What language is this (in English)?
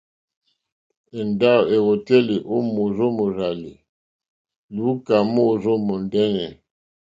Mokpwe